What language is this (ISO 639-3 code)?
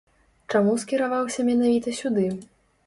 bel